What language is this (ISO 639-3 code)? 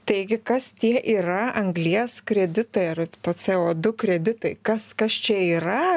lit